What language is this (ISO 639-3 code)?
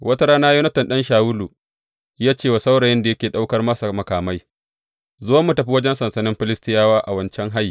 hau